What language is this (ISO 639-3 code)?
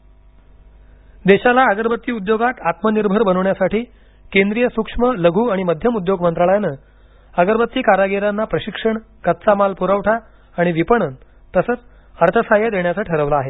mar